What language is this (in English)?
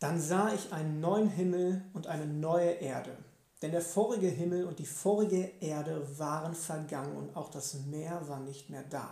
German